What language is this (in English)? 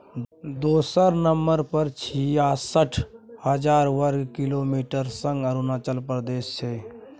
Maithili